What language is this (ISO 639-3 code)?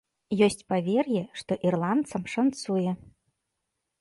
bel